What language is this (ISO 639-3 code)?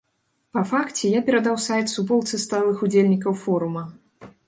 bel